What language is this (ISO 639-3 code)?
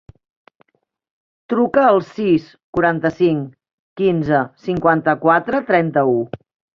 cat